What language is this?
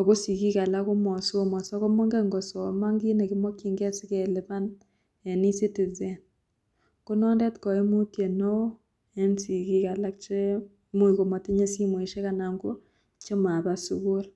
Kalenjin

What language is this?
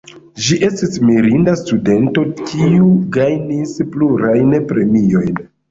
Esperanto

